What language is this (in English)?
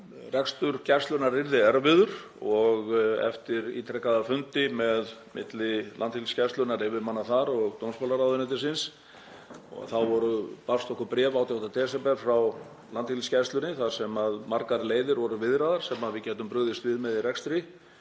Icelandic